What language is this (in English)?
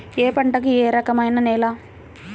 Telugu